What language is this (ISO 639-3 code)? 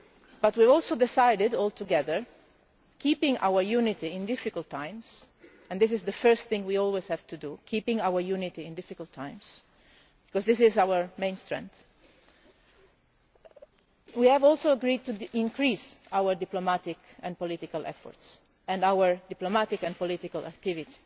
eng